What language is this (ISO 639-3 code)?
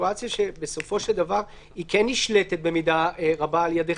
heb